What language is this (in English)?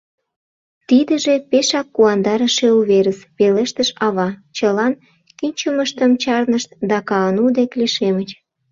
Mari